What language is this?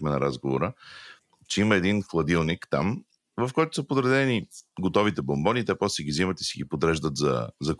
Bulgarian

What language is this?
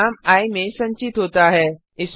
Hindi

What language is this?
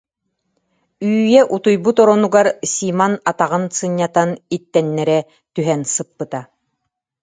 Yakut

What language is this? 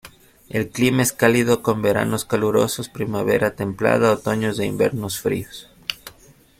Spanish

